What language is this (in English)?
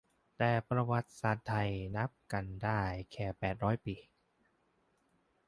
Thai